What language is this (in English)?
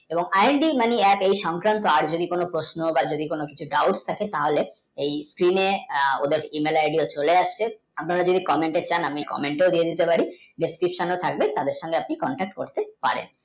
Bangla